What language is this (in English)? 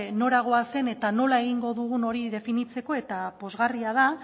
Basque